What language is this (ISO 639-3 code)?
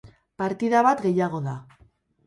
eus